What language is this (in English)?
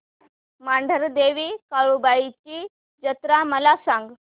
Marathi